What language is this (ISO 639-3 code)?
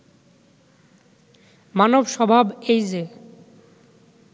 ben